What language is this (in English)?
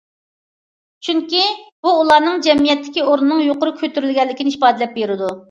Uyghur